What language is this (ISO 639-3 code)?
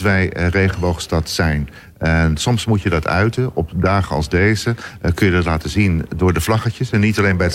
nld